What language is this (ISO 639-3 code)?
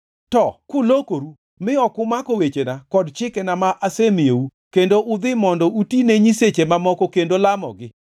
luo